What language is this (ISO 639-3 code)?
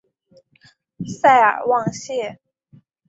zho